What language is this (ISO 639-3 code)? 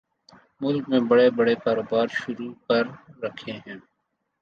urd